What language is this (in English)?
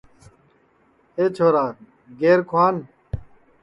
Sansi